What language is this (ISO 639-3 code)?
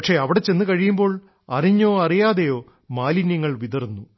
mal